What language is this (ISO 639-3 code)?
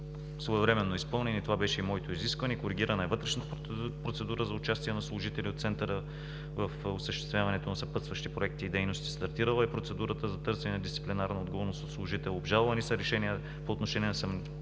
bul